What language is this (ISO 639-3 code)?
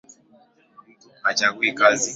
swa